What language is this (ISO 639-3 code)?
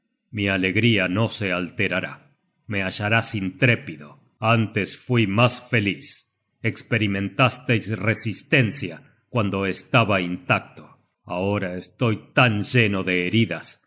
spa